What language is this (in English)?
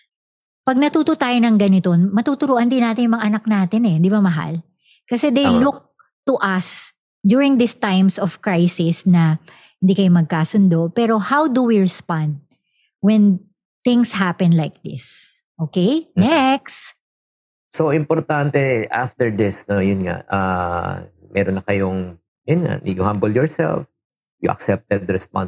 Filipino